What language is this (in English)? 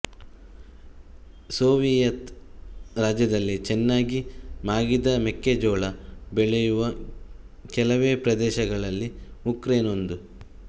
Kannada